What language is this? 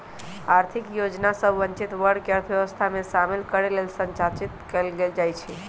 Magahi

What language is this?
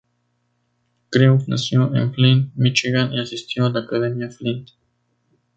Spanish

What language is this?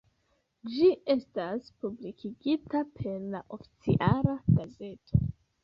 Esperanto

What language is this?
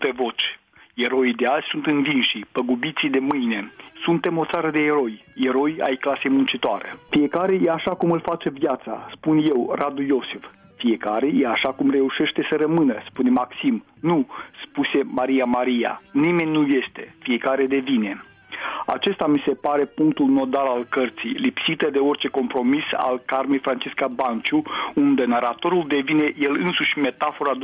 Romanian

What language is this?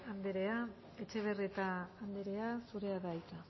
Basque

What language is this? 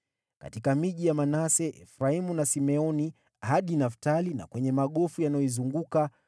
Swahili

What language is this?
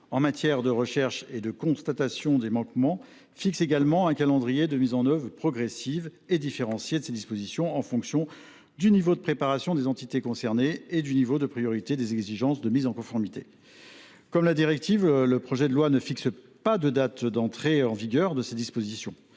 French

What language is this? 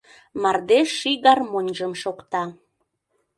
Mari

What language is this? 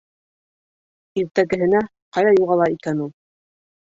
Bashkir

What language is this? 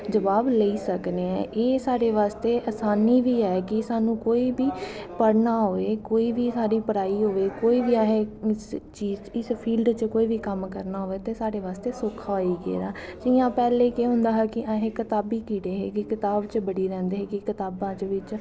Dogri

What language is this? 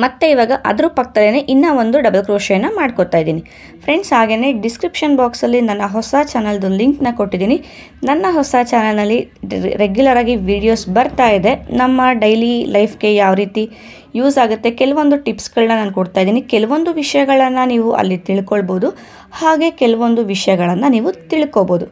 Japanese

